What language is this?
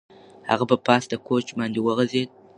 Pashto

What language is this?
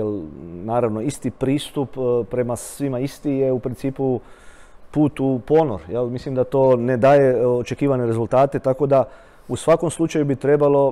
Croatian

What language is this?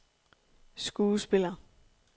Danish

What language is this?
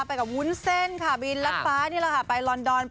Thai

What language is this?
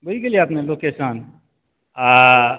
Maithili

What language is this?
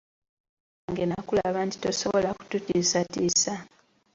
Ganda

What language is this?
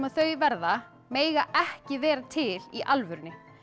Icelandic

